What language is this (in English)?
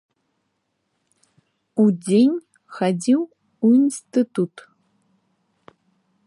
Belarusian